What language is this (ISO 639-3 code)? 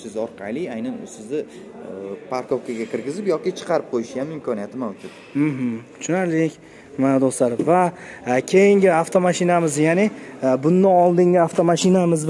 tur